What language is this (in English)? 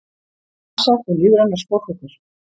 Icelandic